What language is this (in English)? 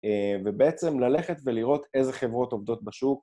Hebrew